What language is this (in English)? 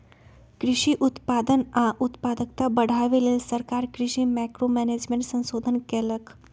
Magahi